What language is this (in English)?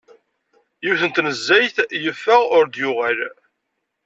Kabyle